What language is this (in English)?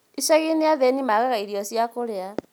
Kikuyu